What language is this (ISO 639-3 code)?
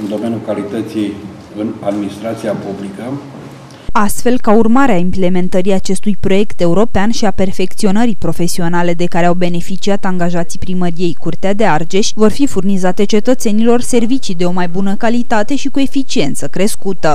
ron